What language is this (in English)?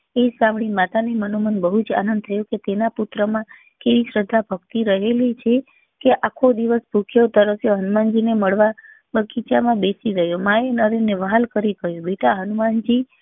Gujarati